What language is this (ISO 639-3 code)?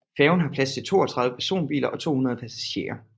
dan